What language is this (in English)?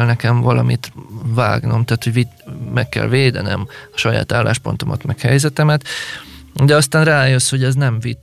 Hungarian